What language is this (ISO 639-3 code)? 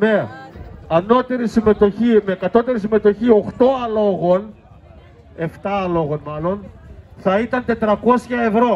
ell